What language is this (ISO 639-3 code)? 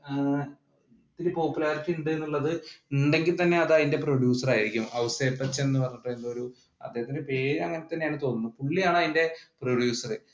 mal